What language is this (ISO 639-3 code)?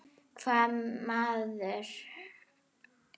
isl